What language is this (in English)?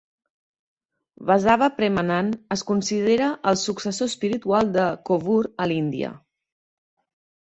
Catalan